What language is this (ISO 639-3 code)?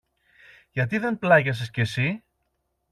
ell